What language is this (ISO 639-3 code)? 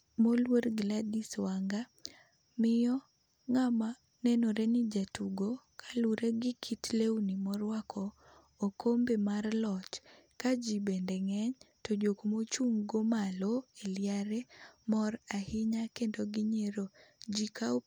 luo